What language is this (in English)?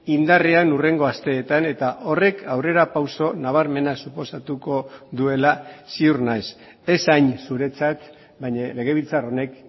Basque